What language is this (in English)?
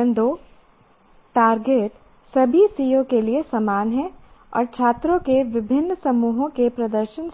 Hindi